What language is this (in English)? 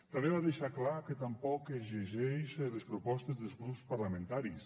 Catalan